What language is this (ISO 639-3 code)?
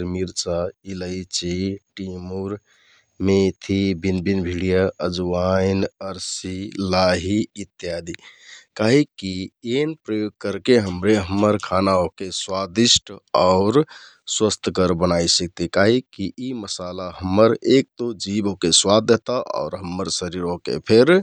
tkt